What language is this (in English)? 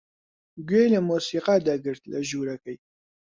Central Kurdish